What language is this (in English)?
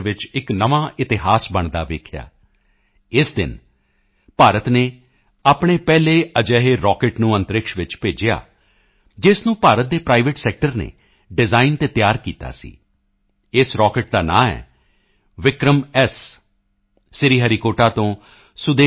Punjabi